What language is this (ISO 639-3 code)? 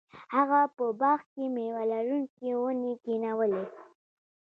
pus